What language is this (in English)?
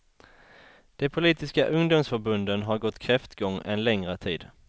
Swedish